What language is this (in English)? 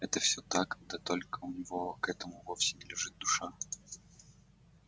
Russian